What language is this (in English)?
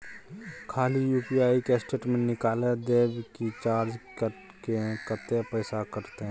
Maithili